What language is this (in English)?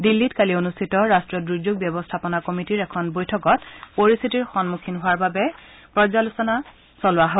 Assamese